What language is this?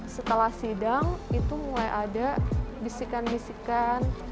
Indonesian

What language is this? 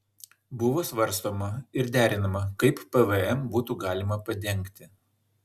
Lithuanian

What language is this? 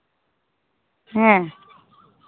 Santali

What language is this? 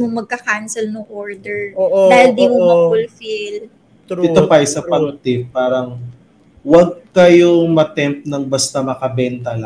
Filipino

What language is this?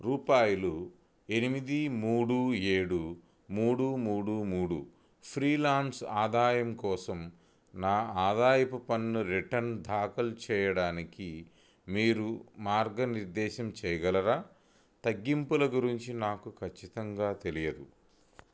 Telugu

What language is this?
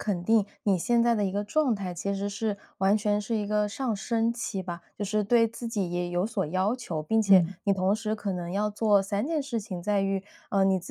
Chinese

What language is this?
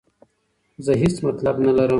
Pashto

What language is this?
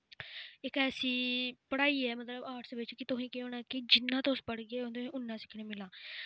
Dogri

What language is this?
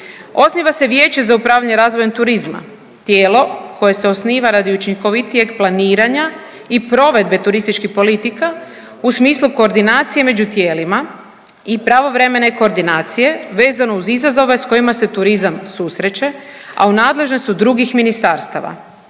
Croatian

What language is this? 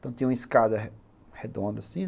Portuguese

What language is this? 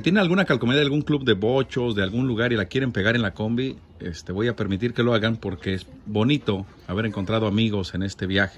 Spanish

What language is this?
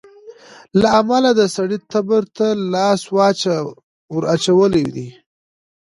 Pashto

